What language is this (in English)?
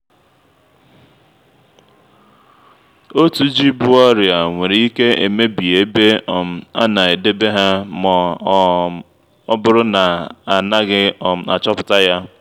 Igbo